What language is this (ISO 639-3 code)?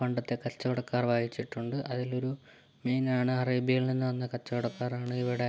mal